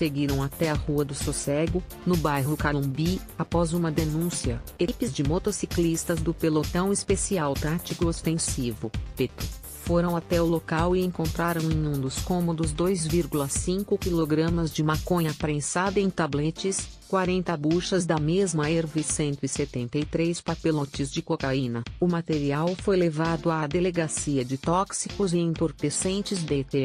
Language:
Portuguese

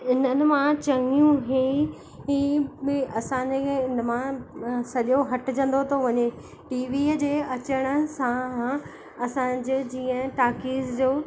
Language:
Sindhi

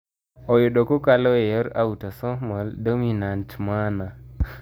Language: Luo (Kenya and Tanzania)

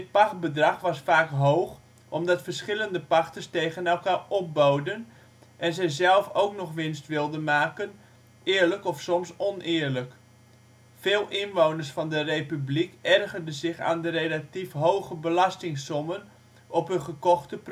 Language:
Dutch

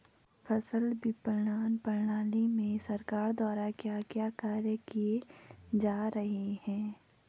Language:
Hindi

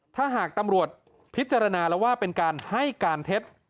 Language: Thai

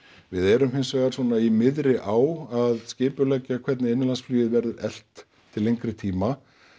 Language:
Icelandic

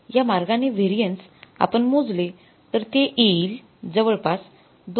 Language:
Marathi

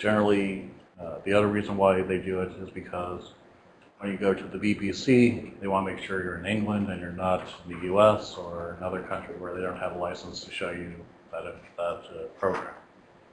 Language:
English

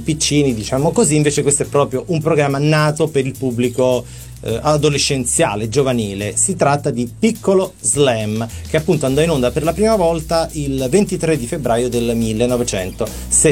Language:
Italian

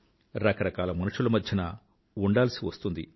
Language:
Telugu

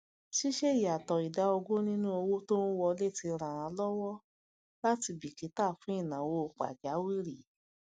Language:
Yoruba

